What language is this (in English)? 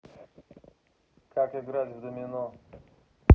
Russian